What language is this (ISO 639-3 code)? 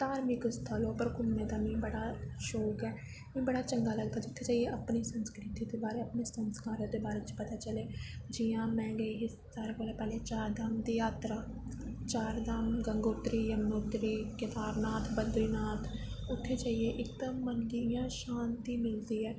doi